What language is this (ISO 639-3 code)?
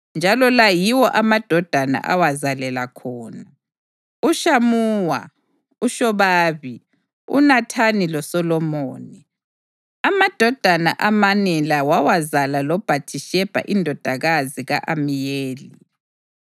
nde